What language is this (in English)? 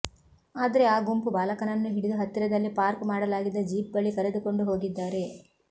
Kannada